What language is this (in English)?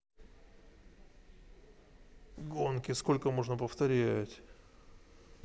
Russian